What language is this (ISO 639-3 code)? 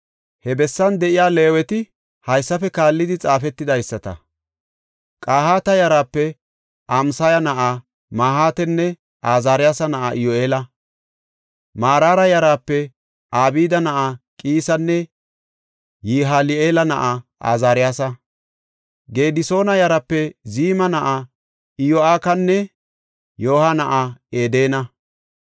gof